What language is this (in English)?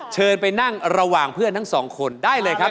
Thai